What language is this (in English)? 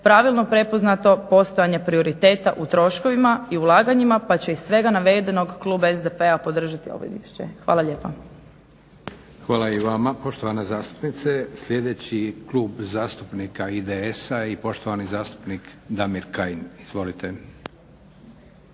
Croatian